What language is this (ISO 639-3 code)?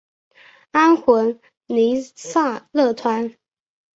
zho